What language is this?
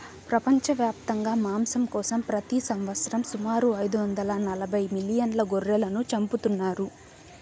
Telugu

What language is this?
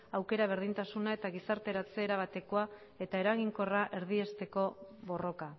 Basque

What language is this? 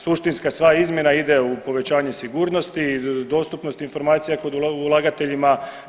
Croatian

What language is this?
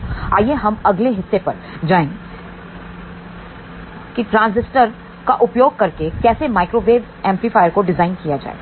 Hindi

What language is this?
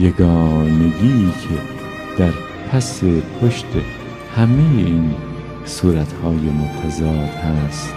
Persian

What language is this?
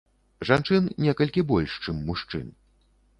Belarusian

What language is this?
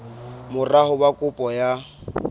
Southern Sotho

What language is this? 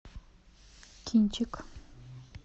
Russian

